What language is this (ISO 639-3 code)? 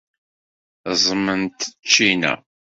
kab